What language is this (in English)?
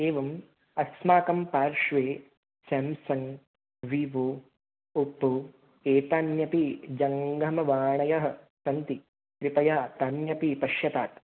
Sanskrit